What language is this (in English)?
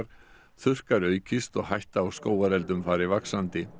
Icelandic